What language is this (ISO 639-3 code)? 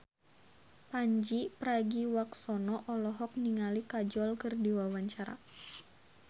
sun